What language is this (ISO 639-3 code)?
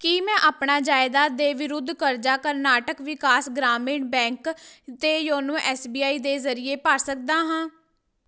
pan